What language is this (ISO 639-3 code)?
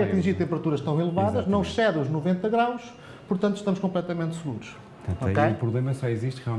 por